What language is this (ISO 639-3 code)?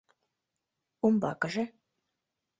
chm